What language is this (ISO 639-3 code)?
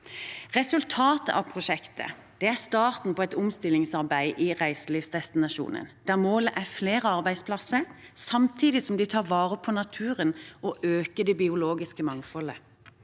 nor